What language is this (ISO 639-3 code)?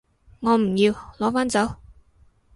yue